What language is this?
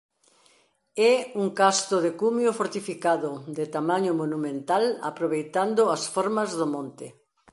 Galician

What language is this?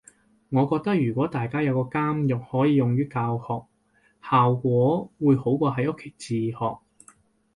Cantonese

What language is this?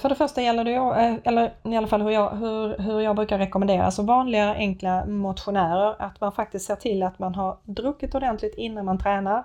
Swedish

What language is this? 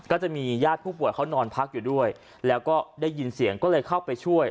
Thai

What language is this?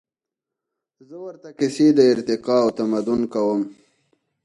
Pashto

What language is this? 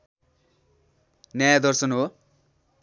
Nepali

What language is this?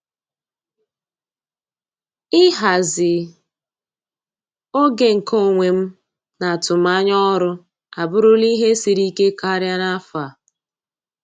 Igbo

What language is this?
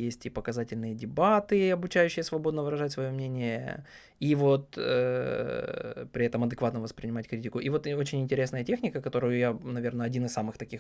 Russian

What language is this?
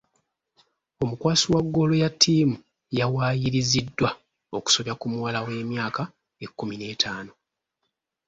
Ganda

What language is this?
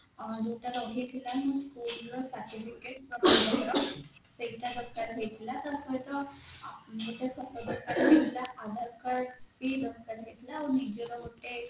Odia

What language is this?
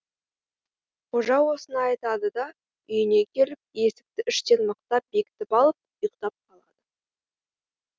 Kazakh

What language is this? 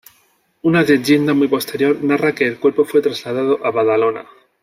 Spanish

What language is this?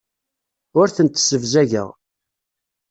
Kabyle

